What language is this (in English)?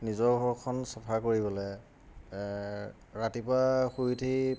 Assamese